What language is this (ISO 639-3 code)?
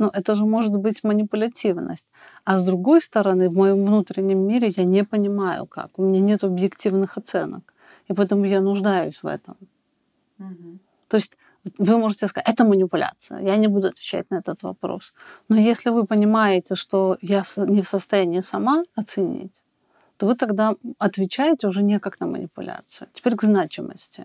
rus